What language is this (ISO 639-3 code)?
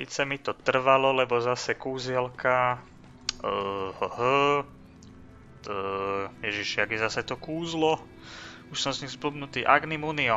slk